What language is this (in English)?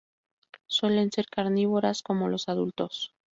Spanish